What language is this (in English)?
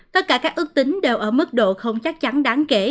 Vietnamese